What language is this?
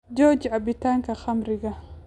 Somali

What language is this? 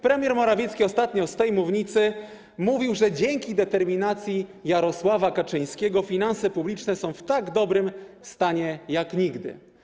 Polish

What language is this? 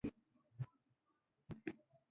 Pashto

